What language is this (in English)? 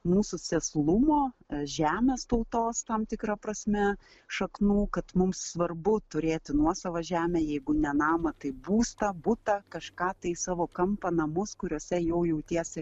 Lithuanian